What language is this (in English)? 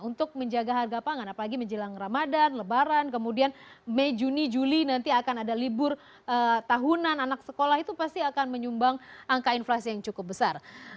Indonesian